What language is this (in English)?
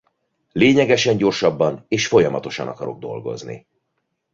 Hungarian